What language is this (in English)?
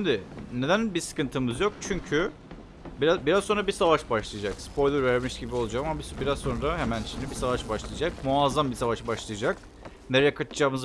Turkish